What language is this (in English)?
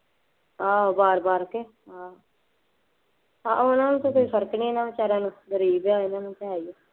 Punjabi